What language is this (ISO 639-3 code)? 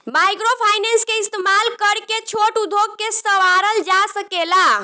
bho